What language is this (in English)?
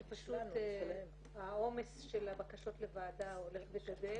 Hebrew